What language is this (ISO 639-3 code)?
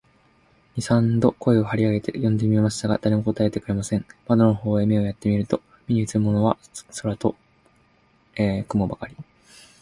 jpn